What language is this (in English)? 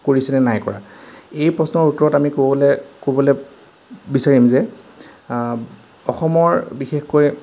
Assamese